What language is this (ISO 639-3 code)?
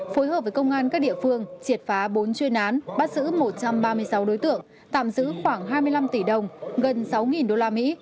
vie